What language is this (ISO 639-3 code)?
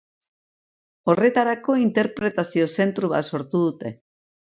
eus